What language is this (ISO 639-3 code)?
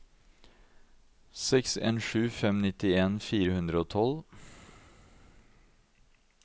nor